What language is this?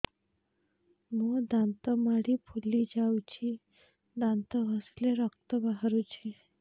Odia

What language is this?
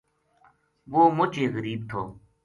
Gujari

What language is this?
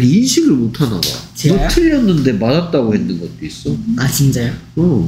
Korean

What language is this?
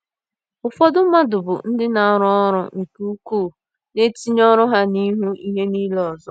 Igbo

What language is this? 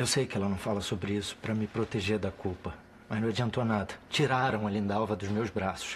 Portuguese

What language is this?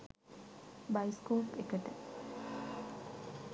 Sinhala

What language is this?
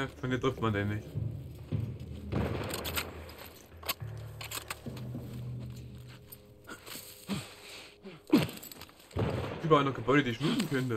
German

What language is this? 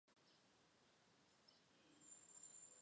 Chinese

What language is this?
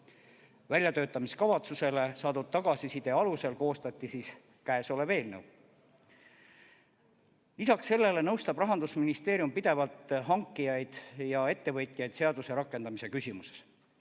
Estonian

